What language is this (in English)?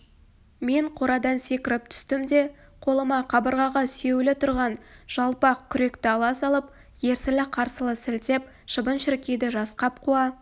Kazakh